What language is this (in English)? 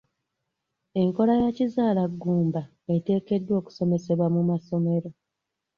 Ganda